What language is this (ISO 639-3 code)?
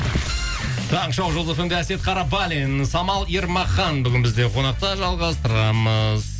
kaz